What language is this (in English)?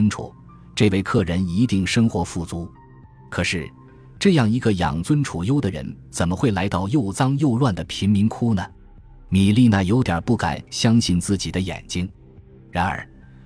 Chinese